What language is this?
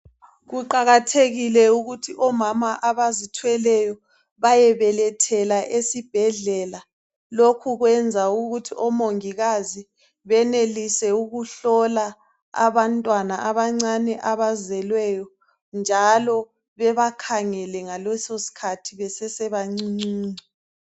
North Ndebele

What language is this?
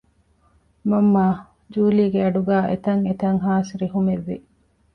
Divehi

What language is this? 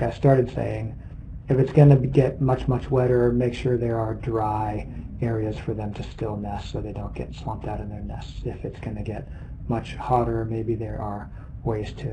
English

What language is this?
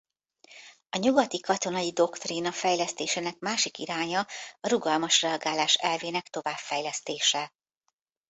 Hungarian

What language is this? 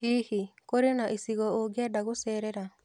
Kikuyu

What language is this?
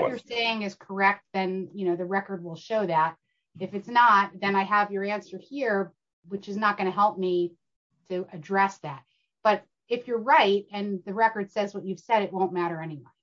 English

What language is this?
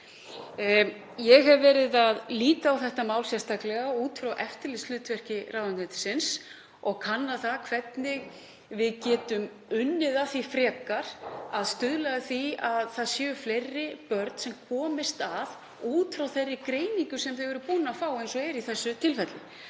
Icelandic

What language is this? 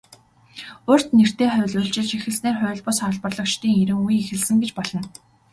Mongolian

